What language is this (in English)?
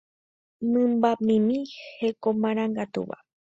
Guarani